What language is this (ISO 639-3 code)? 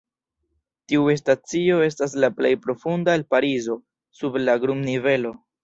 epo